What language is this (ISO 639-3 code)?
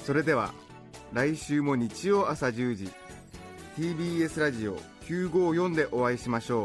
jpn